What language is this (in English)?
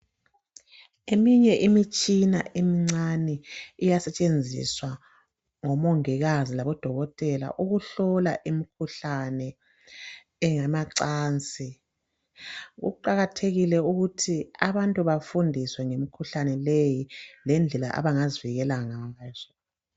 North Ndebele